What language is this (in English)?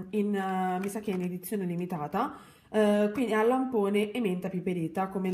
Italian